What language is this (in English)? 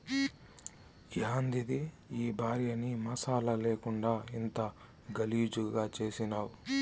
Telugu